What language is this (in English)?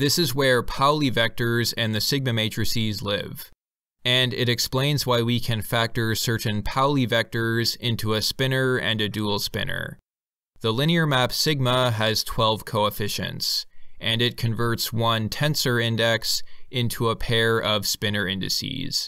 English